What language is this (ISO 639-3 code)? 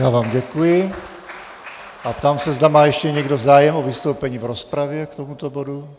ces